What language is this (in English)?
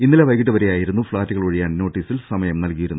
Malayalam